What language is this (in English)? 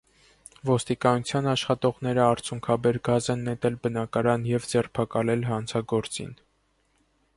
Armenian